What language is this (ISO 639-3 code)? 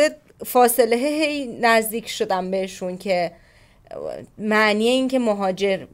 fas